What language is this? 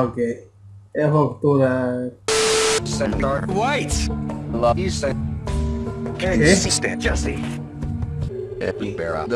Spanish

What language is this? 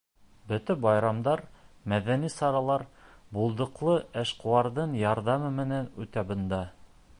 Bashkir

